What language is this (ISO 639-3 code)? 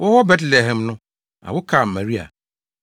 aka